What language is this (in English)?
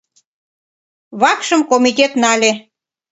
Mari